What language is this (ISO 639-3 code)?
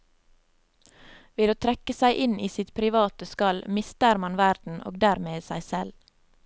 nor